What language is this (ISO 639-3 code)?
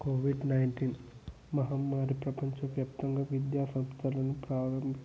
tel